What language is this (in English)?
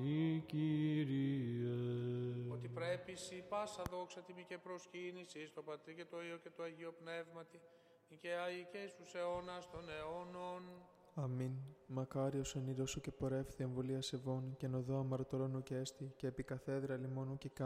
Greek